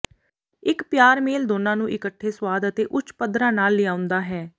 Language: Punjabi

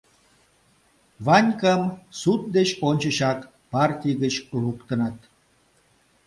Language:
Mari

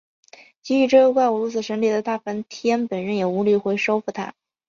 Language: Chinese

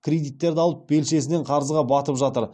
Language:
Kazakh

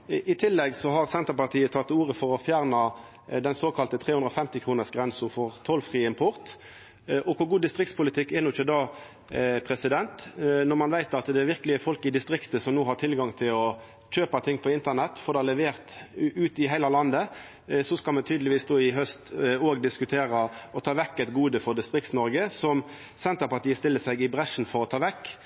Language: Norwegian Nynorsk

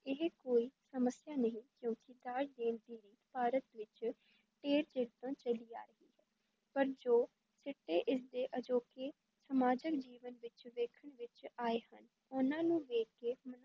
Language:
Punjabi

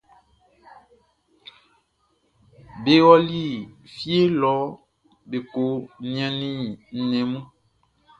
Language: Baoulé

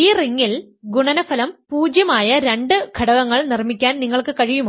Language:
Malayalam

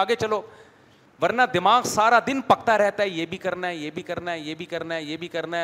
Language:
Urdu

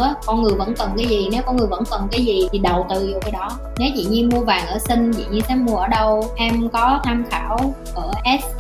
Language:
Vietnamese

